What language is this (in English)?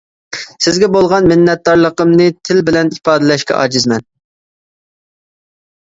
Uyghur